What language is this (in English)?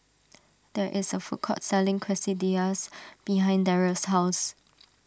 English